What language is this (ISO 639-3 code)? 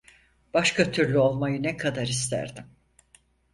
tur